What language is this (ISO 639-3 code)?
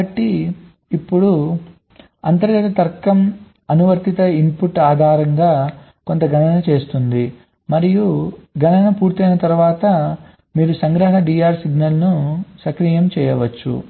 tel